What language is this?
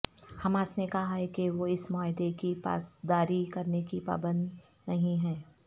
Urdu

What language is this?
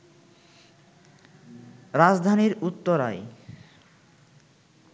Bangla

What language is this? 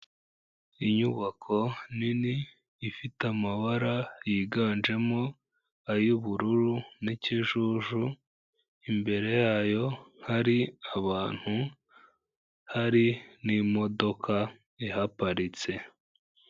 Kinyarwanda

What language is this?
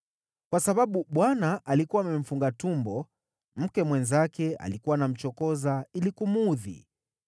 Swahili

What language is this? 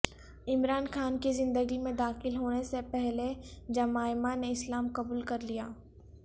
Urdu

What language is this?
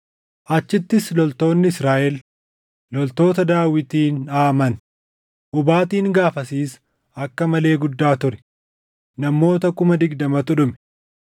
Oromo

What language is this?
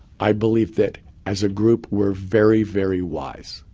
English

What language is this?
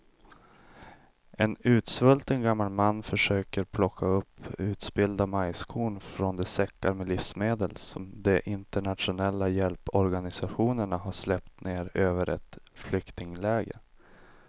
Swedish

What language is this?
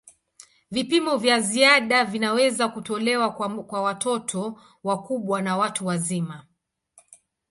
Swahili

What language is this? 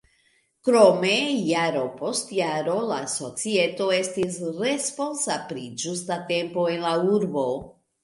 Esperanto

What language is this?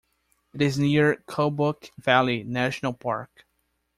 English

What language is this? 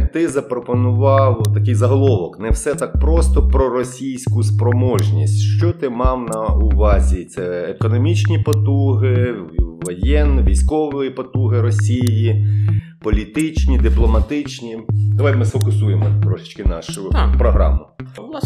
Ukrainian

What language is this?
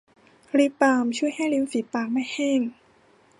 Thai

